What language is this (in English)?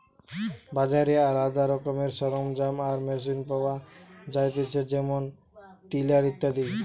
Bangla